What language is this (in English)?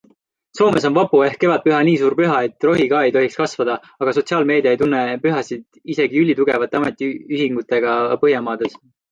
Estonian